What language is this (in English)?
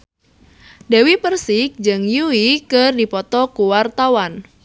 Sundanese